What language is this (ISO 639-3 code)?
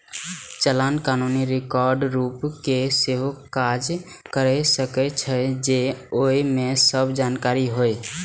mai